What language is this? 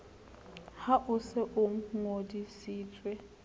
Southern Sotho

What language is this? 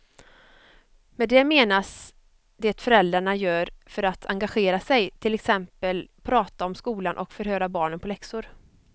Swedish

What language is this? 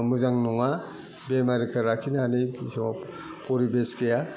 Bodo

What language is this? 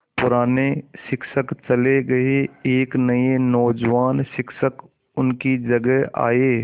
Hindi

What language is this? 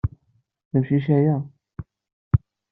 Kabyle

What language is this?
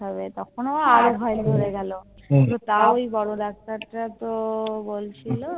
Bangla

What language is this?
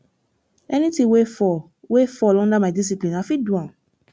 Nigerian Pidgin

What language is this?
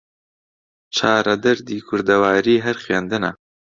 Central Kurdish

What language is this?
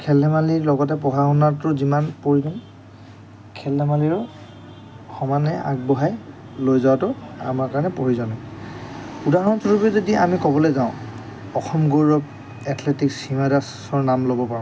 Assamese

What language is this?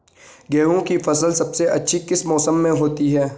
Hindi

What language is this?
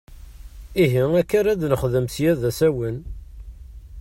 Kabyle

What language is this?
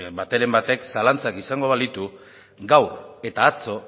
Basque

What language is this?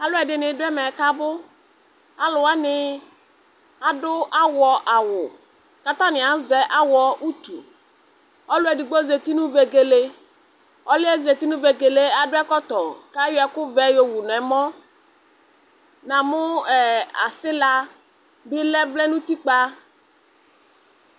Ikposo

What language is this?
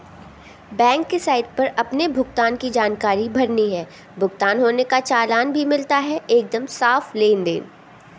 Hindi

